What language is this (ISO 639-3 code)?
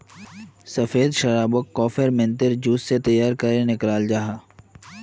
mag